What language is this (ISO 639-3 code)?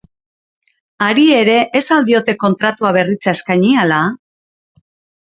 eus